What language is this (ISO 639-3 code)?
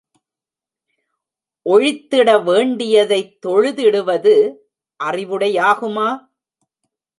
tam